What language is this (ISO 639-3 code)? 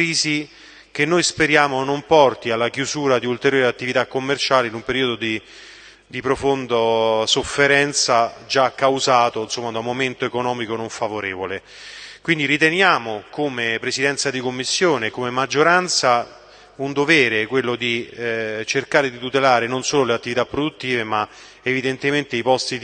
ita